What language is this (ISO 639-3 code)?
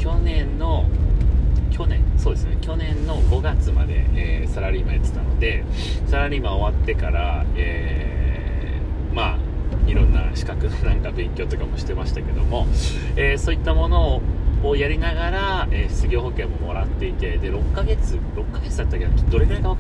jpn